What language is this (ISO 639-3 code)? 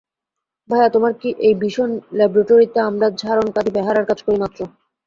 ben